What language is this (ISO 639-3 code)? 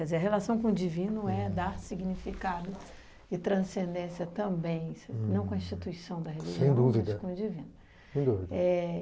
por